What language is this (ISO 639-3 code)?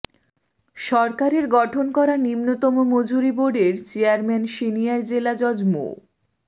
ben